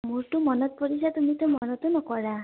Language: Assamese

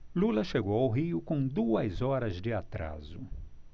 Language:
Portuguese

